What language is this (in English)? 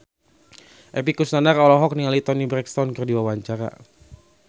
Sundanese